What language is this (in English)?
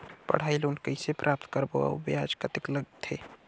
Chhattisgarhi